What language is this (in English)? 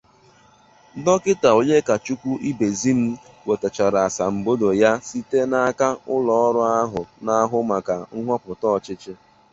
Igbo